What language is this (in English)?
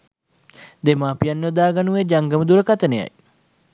Sinhala